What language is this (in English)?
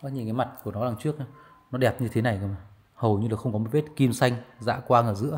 Vietnamese